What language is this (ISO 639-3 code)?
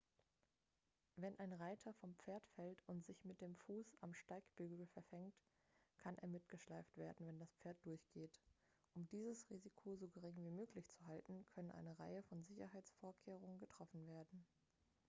deu